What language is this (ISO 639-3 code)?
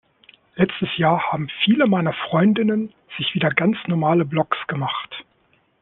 deu